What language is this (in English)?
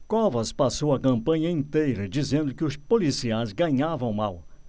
Portuguese